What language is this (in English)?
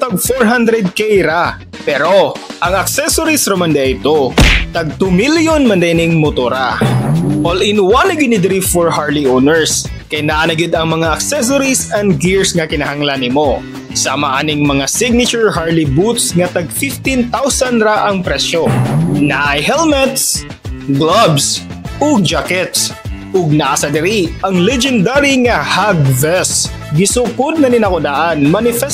Filipino